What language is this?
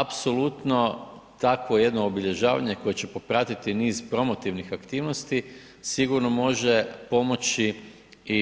Croatian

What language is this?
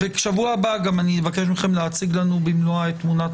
Hebrew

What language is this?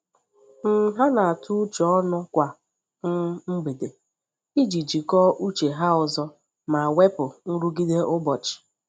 Igbo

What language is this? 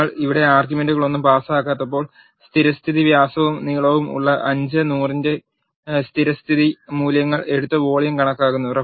Malayalam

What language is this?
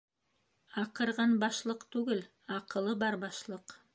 Bashkir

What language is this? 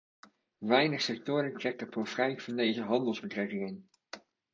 Dutch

